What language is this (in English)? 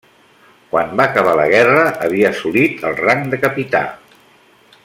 Catalan